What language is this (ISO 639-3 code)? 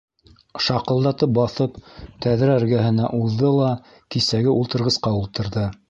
bak